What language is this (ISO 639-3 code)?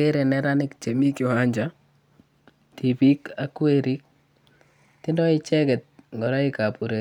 kln